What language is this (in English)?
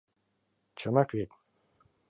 Mari